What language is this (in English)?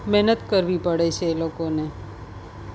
Gujarati